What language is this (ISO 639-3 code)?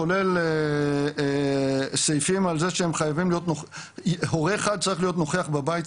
heb